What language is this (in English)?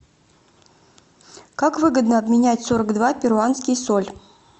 Russian